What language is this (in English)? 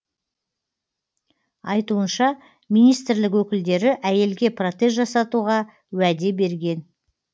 Kazakh